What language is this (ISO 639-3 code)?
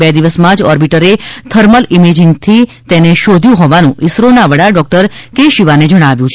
guj